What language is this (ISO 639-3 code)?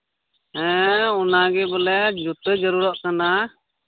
sat